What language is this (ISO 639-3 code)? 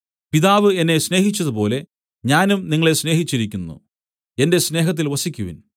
mal